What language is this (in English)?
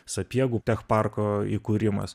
Lithuanian